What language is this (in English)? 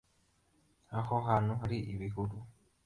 Kinyarwanda